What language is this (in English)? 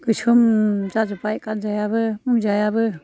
Bodo